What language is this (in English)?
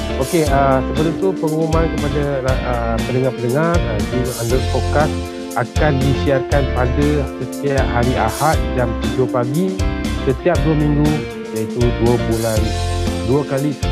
Malay